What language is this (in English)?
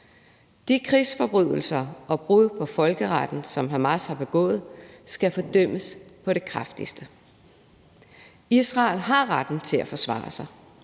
Danish